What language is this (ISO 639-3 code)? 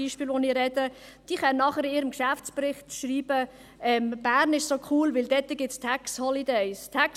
gsw